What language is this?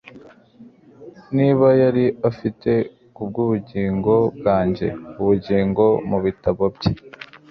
Kinyarwanda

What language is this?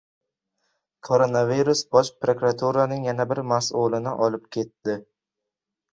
Uzbek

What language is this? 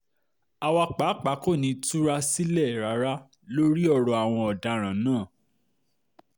Yoruba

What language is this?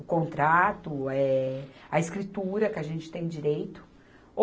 Portuguese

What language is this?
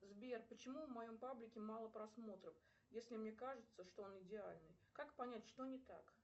Russian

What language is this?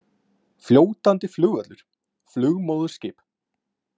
Icelandic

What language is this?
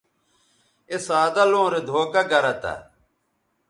Bateri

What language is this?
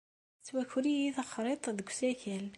Kabyle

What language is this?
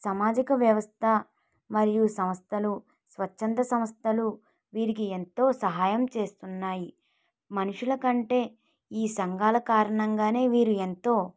Telugu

